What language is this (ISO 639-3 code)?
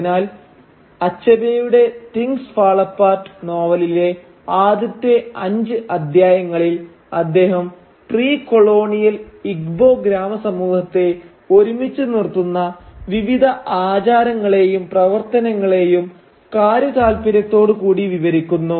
mal